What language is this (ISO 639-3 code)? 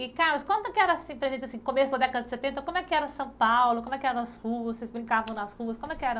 por